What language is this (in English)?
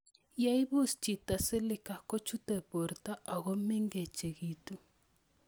Kalenjin